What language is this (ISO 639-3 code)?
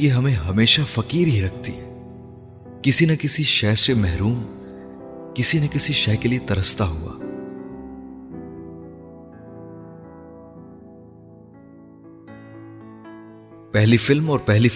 urd